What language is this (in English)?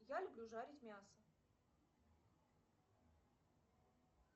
Russian